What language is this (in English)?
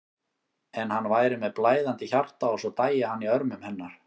Icelandic